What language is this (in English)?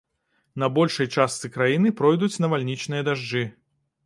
Belarusian